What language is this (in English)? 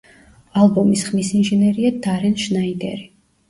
Georgian